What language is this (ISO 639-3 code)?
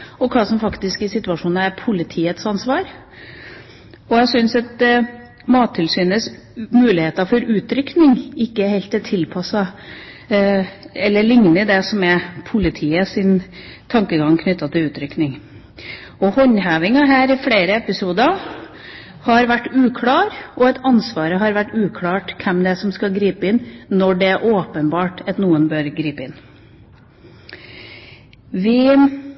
nob